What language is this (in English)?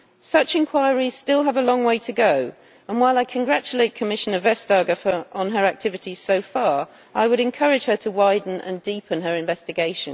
English